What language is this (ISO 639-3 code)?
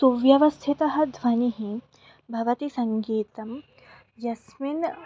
san